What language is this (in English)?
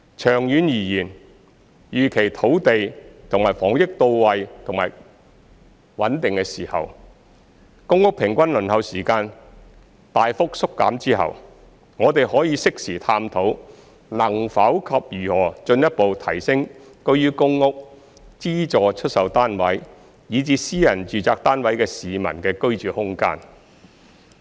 Cantonese